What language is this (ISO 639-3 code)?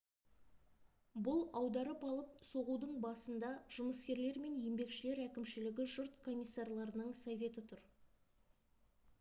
kaz